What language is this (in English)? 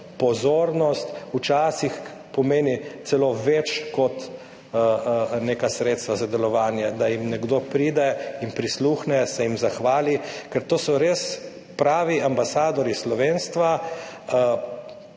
Slovenian